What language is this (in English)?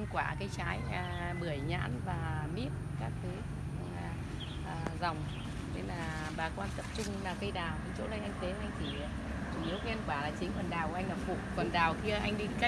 Vietnamese